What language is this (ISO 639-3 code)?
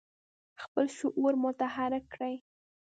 pus